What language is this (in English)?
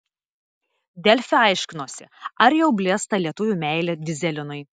Lithuanian